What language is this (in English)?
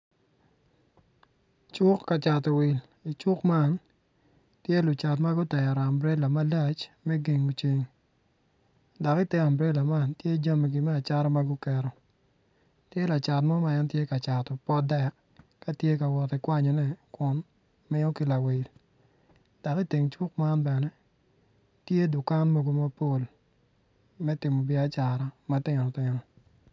Acoli